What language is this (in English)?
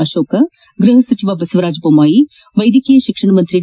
Kannada